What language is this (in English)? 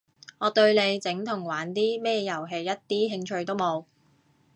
Cantonese